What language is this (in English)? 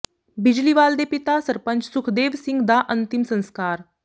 Punjabi